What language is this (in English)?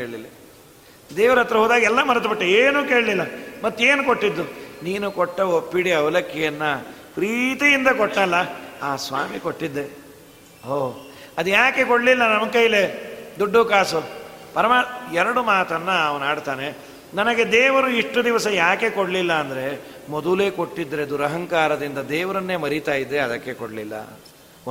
Kannada